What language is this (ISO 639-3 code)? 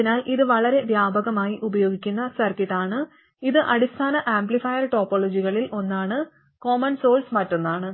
mal